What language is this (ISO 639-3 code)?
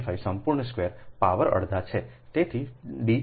guj